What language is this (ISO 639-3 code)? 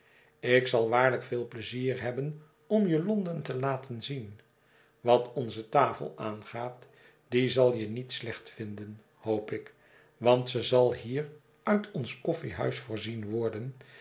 nld